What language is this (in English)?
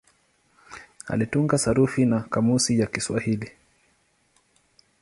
Swahili